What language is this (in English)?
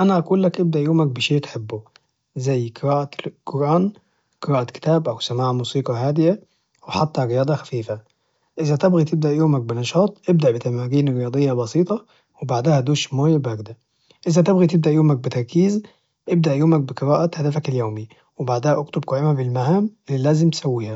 Najdi Arabic